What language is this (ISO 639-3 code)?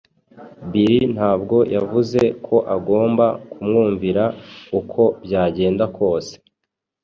kin